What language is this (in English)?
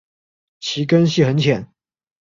Chinese